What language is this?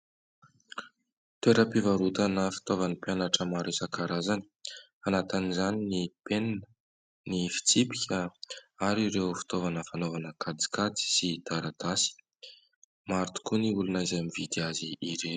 Malagasy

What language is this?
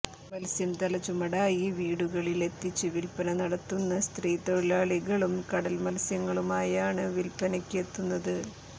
Malayalam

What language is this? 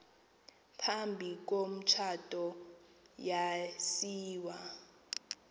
Xhosa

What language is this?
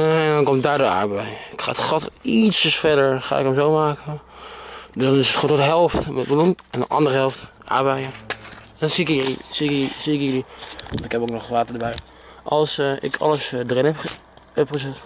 Dutch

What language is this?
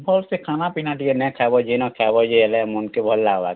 Odia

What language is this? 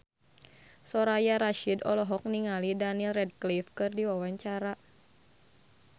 Sundanese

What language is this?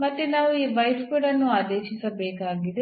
Kannada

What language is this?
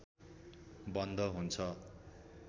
Nepali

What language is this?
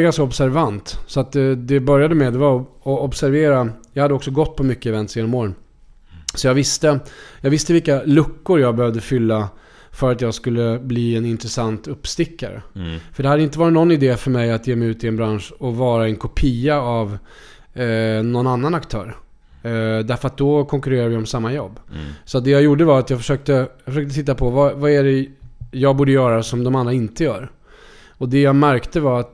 Swedish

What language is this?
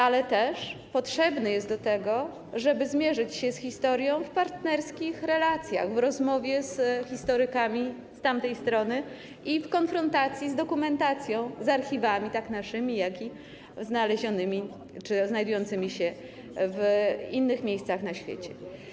Polish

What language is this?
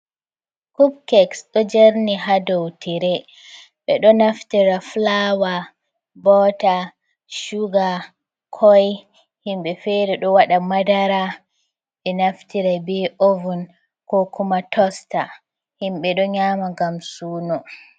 Fula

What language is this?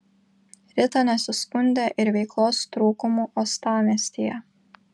Lithuanian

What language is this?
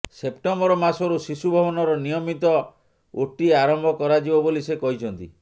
Odia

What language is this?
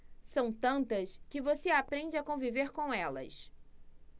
Portuguese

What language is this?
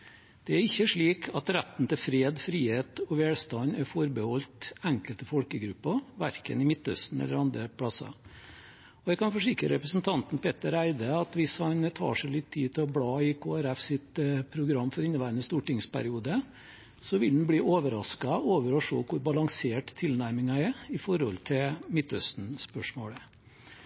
Norwegian Bokmål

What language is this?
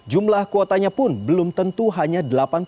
Indonesian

